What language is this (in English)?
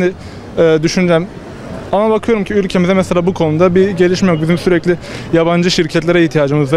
Turkish